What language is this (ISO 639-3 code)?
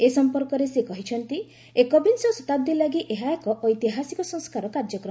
ori